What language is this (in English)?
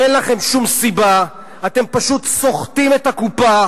Hebrew